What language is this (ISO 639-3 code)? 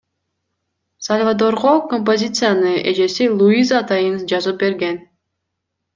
kir